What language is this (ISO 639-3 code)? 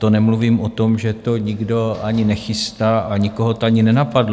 ces